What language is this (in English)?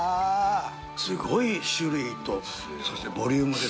Japanese